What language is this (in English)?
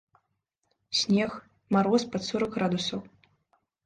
Belarusian